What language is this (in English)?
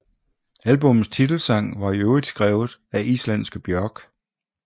Danish